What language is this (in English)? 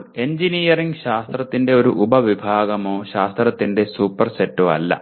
Malayalam